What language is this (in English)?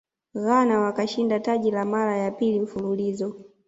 Swahili